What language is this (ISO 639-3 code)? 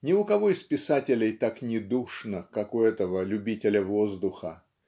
rus